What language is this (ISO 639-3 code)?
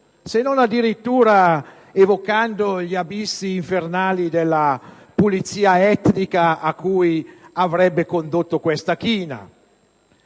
ita